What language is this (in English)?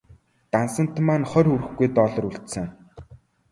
Mongolian